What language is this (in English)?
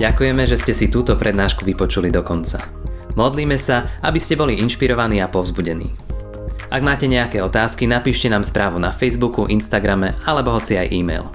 Slovak